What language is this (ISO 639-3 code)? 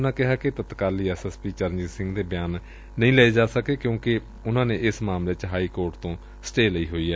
pan